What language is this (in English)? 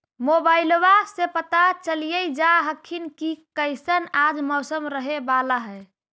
Magahi